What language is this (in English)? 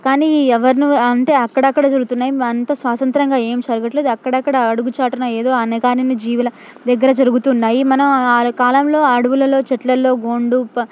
Telugu